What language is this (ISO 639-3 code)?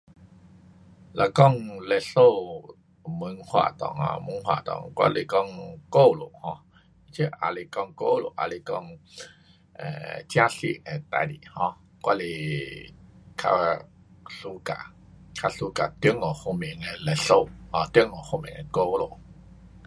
cpx